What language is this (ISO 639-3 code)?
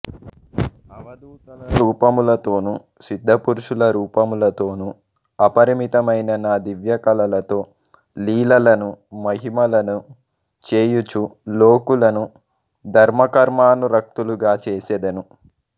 tel